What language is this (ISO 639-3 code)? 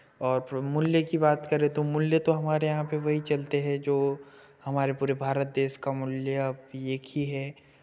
hin